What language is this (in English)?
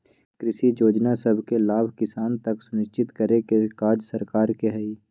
Magahi